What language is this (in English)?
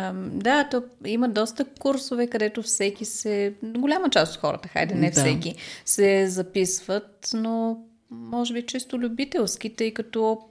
Bulgarian